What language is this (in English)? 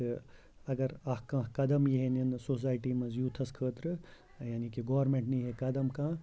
Kashmiri